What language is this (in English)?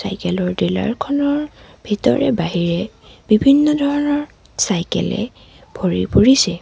Assamese